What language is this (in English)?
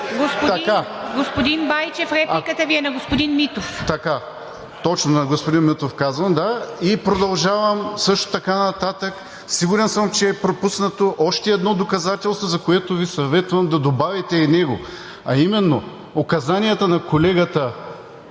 Bulgarian